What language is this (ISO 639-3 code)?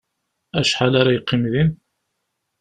kab